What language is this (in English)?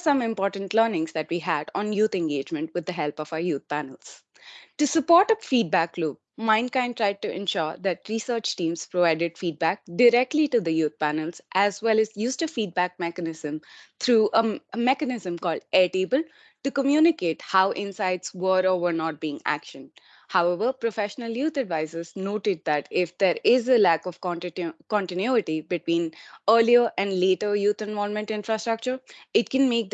English